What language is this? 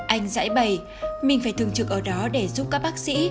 Vietnamese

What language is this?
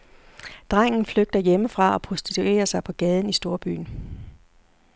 Danish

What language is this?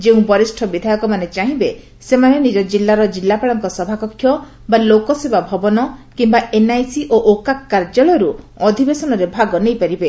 Odia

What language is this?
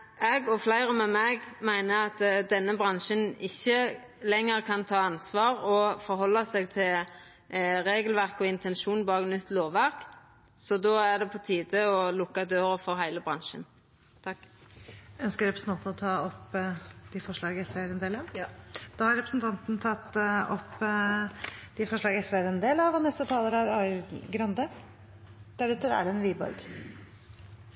Norwegian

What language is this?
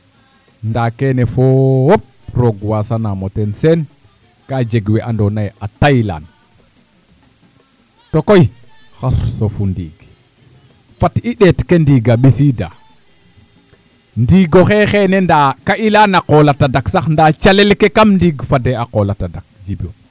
Serer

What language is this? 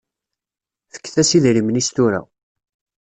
Kabyle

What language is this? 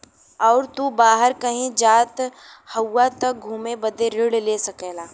Bhojpuri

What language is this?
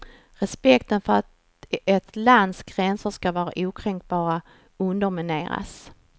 Swedish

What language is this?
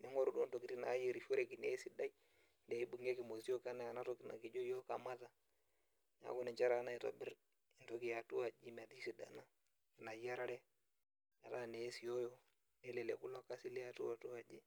Masai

